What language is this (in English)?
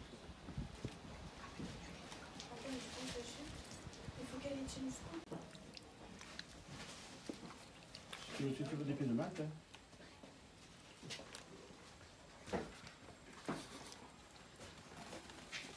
French